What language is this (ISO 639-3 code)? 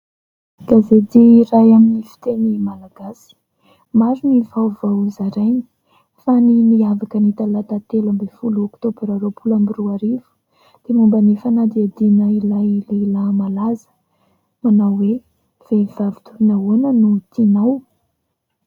mlg